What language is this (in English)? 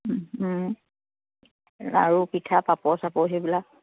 Assamese